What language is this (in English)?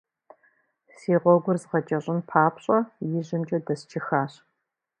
Kabardian